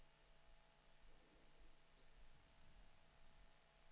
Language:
Swedish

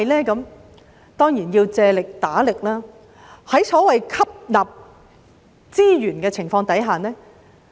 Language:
Cantonese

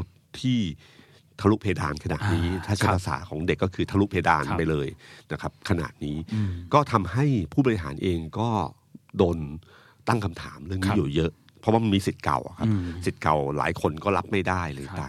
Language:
Thai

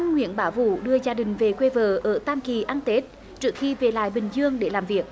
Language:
Vietnamese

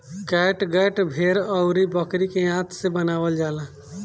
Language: Bhojpuri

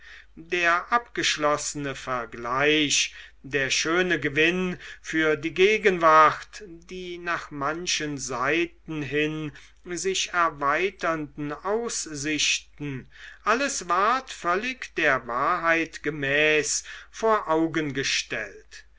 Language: German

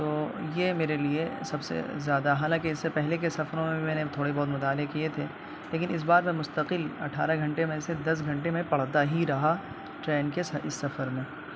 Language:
Urdu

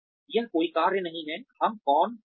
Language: Hindi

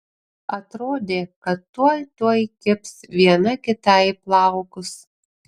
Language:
Lithuanian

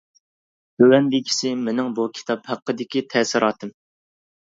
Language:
Uyghur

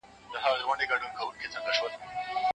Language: Pashto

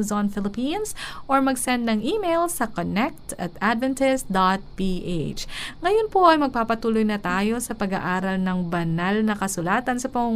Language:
Filipino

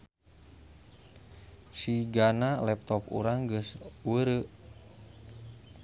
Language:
Sundanese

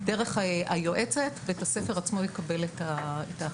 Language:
Hebrew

